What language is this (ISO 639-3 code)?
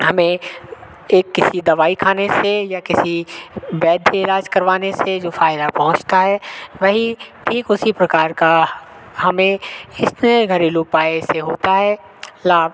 hin